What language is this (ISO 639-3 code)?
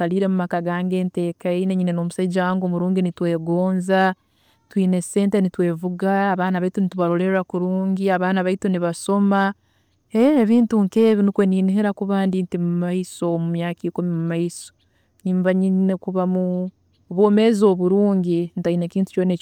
ttj